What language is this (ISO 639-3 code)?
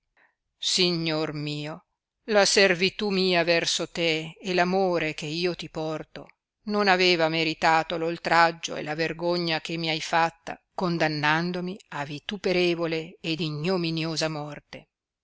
ita